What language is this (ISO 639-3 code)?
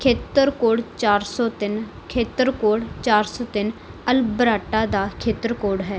pan